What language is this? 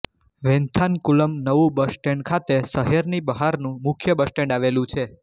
Gujarati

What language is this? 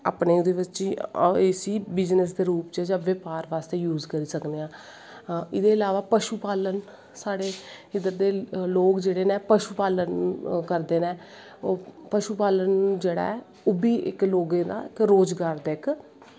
Dogri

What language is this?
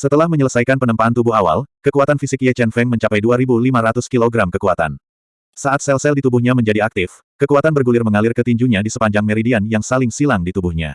Indonesian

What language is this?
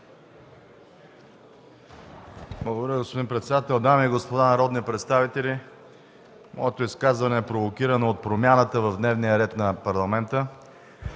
Bulgarian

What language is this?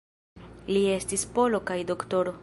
Esperanto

